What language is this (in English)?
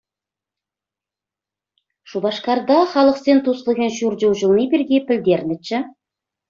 Chuvash